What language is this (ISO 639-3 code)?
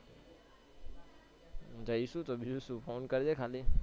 guj